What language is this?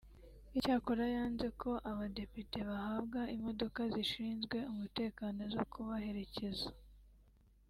Kinyarwanda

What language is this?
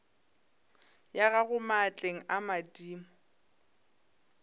Northern Sotho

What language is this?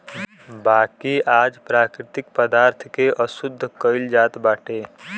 Bhojpuri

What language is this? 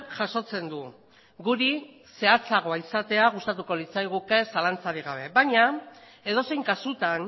Basque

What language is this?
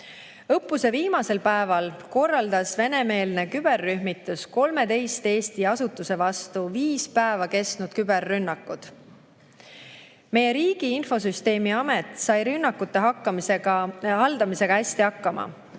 Estonian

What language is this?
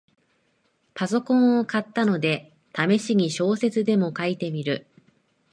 Japanese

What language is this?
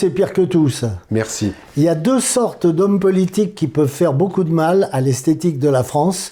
French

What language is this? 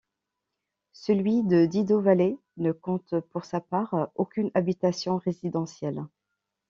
French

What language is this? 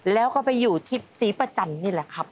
Thai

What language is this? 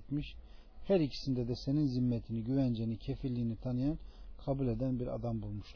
Turkish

